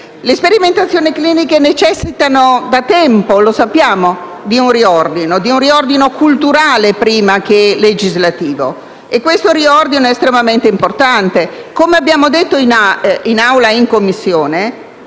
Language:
Italian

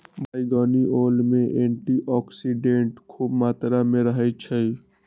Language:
Magahi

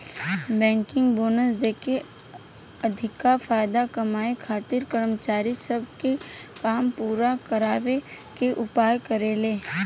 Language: Bhojpuri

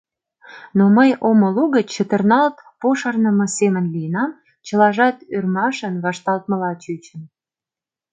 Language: Mari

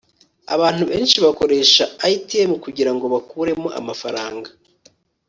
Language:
Kinyarwanda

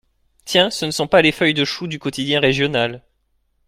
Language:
French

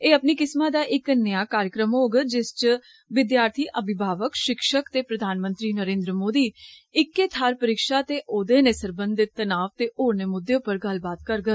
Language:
Dogri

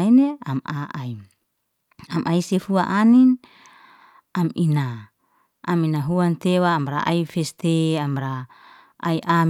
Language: Liana-Seti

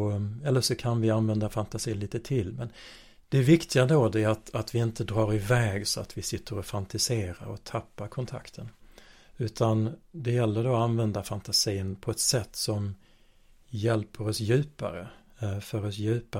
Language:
Swedish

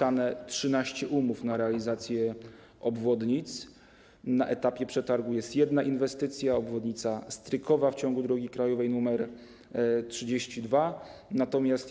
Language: Polish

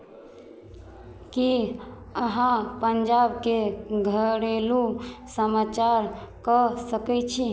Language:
Maithili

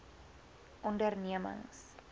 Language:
Afrikaans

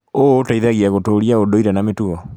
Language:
Kikuyu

